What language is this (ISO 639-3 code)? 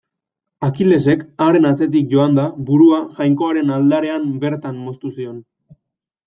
eus